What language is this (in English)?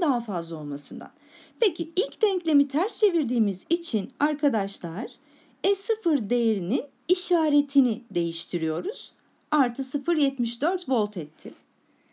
Turkish